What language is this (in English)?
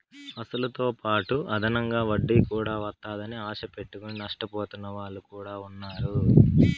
Telugu